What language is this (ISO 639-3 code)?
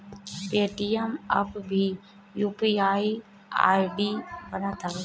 bho